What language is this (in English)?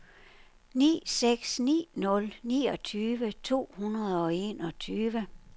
Danish